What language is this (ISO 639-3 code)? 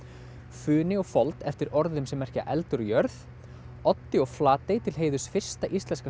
isl